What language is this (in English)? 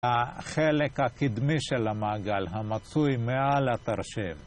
Hebrew